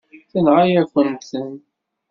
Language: Kabyle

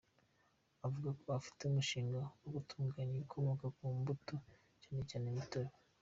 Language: Kinyarwanda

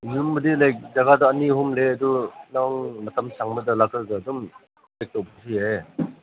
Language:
Manipuri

